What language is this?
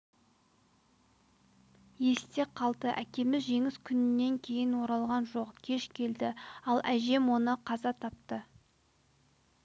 Kazakh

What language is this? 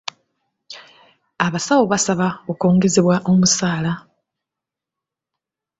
Ganda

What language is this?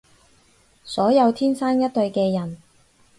Cantonese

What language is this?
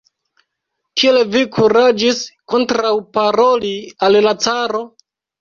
Esperanto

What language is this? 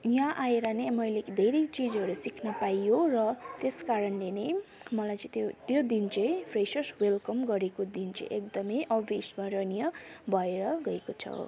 Nepali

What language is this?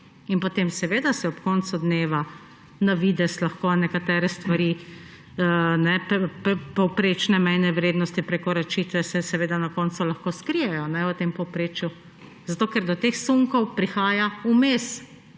Slovenian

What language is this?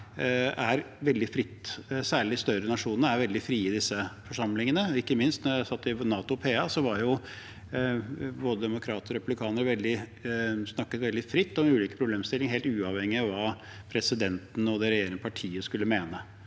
Norwegian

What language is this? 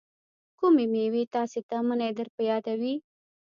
Pashto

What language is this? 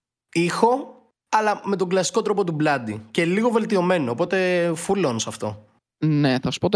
Greek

